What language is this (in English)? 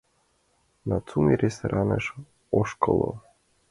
Mari